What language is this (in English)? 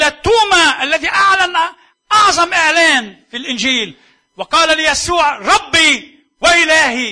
Arabic